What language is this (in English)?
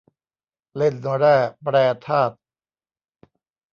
Thai